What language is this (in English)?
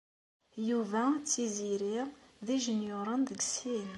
Kabyle